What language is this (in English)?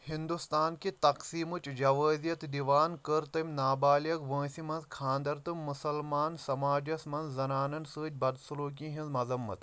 Kashmiri